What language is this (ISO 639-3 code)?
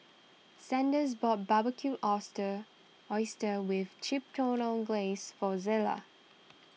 eng